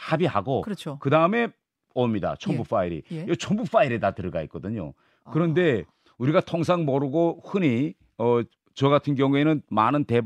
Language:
Korean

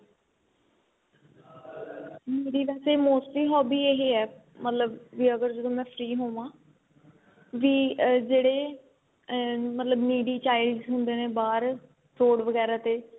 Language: Punjabi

